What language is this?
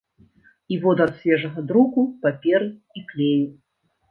Belarusian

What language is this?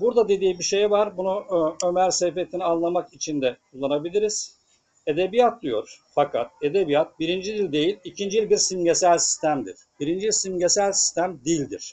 Turkish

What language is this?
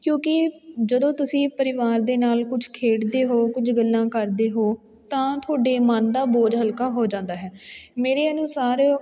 Punjabi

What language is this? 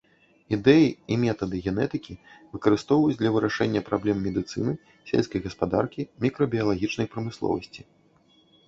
Belarusian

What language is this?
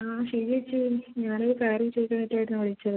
Malayalam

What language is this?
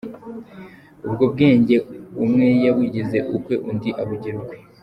Kinyarwanda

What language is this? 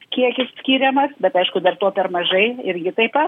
Lithuanian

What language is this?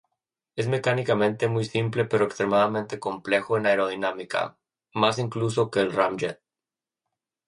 Spanish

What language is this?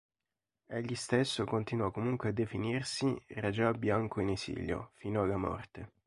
Italian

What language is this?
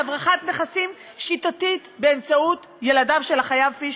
Hebrew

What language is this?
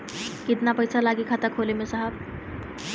Bhojpuri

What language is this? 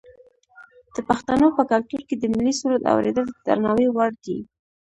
Pashto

